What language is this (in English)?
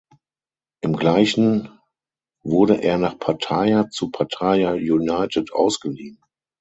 German